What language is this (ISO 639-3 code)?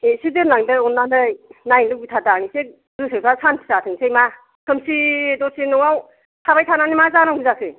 brx